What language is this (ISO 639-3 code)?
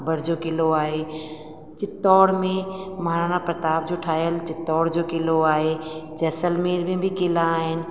snd